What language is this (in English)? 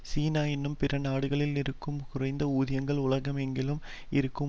Tamil